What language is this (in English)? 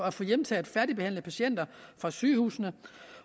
Danish